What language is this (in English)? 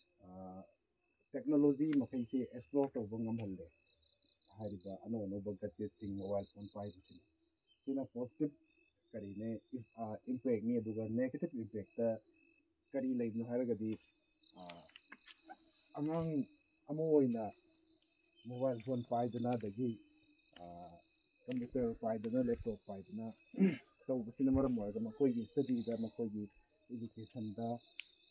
Manipuri